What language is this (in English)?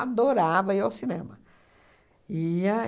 Portuguese